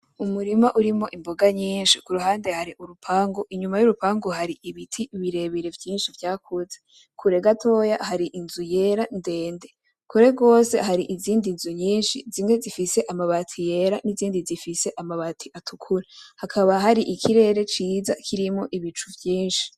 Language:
Rundi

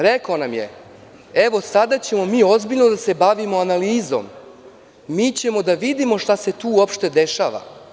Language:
Serbian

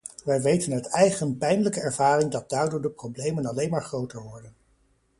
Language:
Dutch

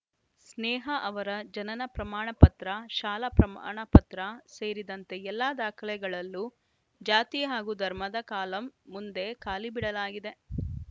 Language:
Kannada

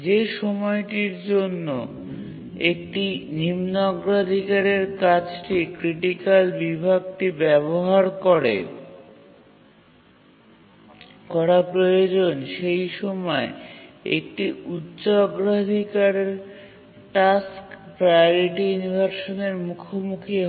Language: Bangla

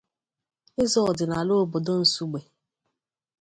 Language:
Igbo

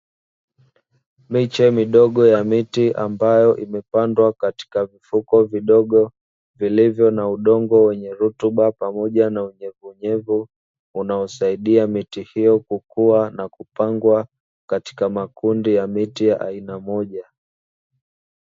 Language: Swahili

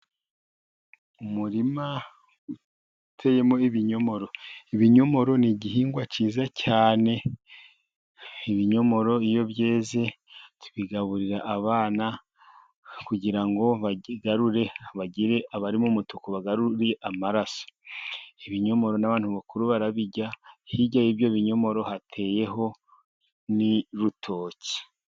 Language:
Kinyarwanda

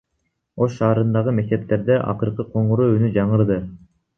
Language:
Kyrgyz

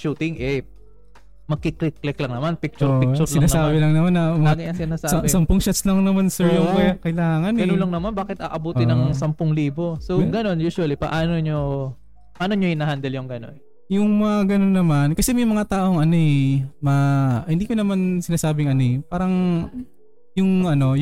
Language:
Filipino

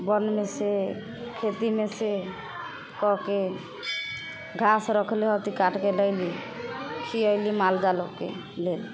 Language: Maithili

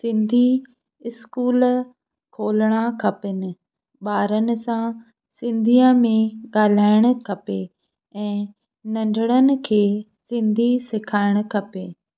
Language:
Sindhi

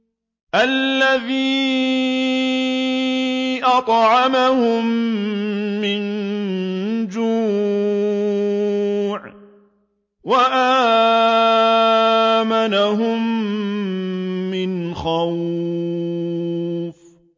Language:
Arabic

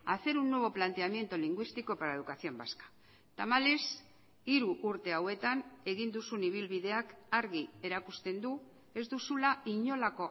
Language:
Basque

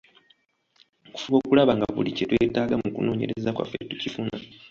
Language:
Ganda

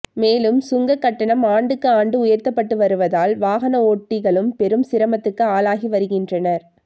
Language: Tamil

